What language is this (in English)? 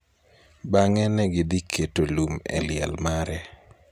Luo (Kenya and Tanzania)